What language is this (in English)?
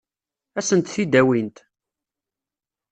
Kabyle